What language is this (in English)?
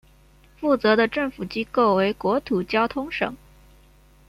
Chinese